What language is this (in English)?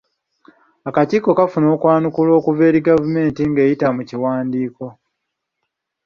Ganda